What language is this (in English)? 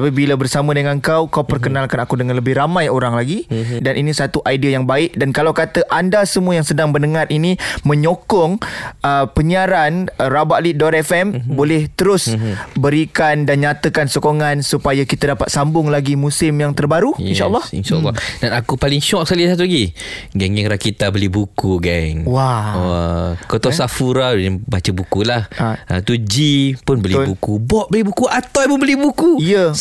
Malay